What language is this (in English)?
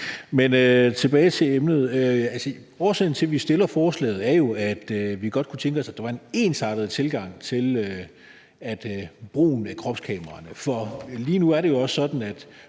Danish